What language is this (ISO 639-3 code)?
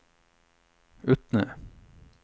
nor